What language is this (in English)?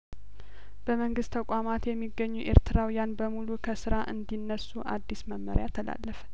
Amharic